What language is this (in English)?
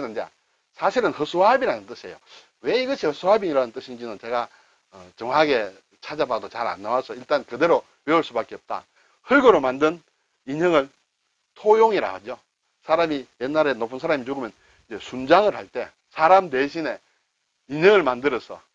Korean